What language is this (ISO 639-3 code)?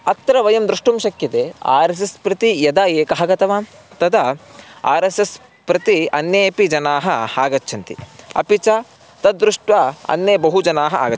san